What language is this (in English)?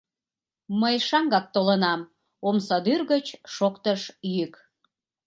Mari